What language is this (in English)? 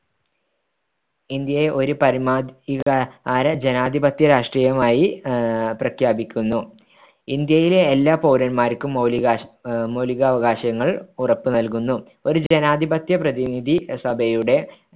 Malayalam